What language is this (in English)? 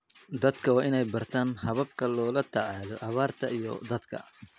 Somali